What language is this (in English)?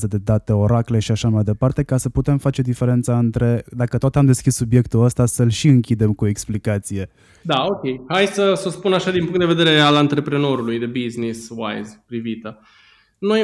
Romanian